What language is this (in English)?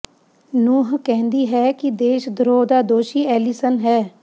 Punjabi